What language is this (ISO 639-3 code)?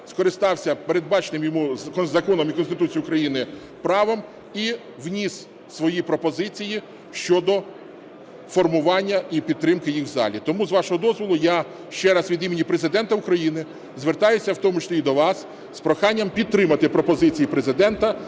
ukr